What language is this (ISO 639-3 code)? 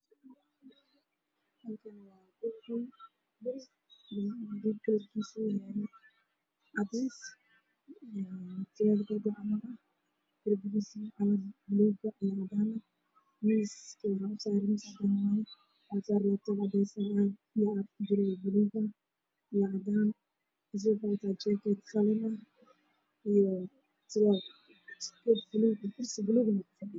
som